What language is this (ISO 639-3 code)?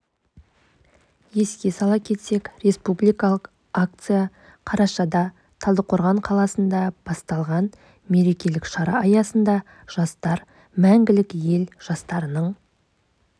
kaz